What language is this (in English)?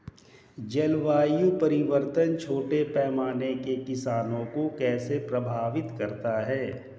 Hindi